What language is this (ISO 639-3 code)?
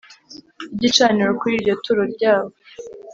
kin